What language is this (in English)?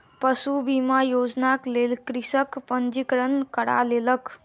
Maithili